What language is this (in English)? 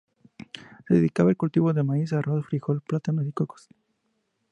Spanish